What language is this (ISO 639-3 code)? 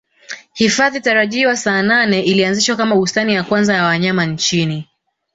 swa